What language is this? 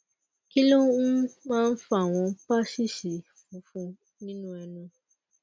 Yoruba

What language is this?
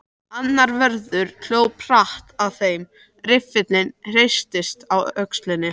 Icelandic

